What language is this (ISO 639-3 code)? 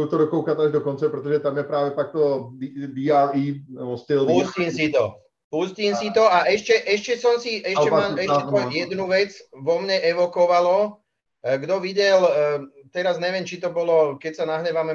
ces